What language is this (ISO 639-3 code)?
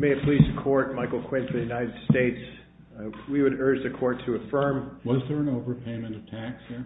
eng